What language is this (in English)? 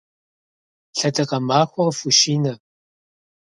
Kabardian